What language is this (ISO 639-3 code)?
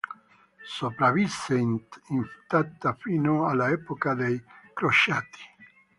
ita